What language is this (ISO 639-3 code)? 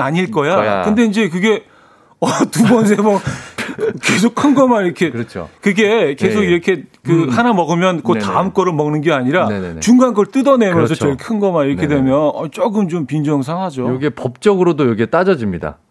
kor